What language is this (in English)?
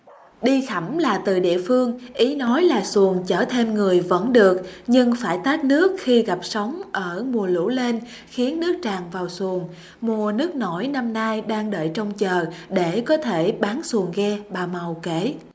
Vietnamese